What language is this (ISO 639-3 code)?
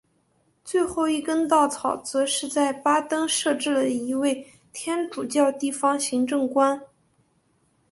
zho